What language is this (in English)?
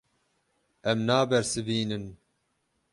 Kurdish